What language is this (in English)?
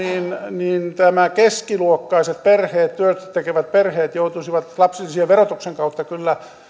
Finnish